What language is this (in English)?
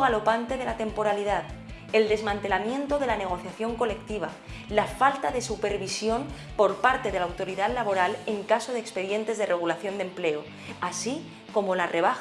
Spanish